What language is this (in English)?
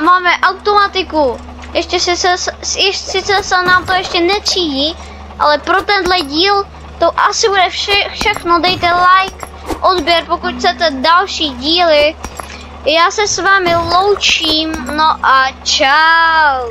Czech